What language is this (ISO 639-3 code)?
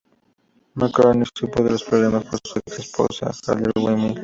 spa